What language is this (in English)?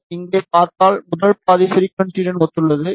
Tamil